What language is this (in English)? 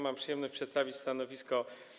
Polish